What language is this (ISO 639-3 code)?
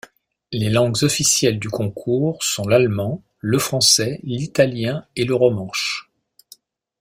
fra